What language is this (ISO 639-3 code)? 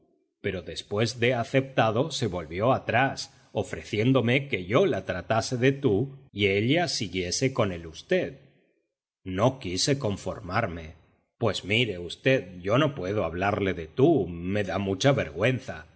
spa